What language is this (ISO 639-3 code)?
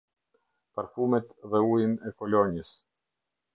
sqi